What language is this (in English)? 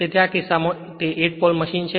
Gujarati